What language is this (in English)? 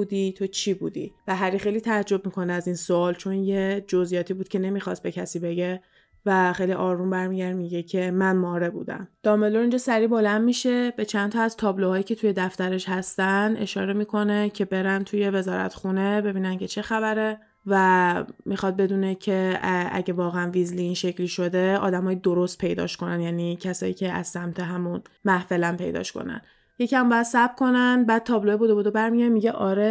Persian